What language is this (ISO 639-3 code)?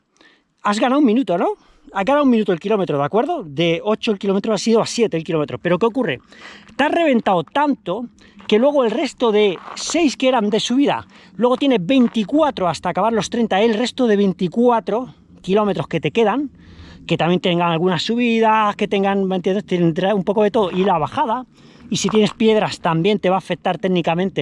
spa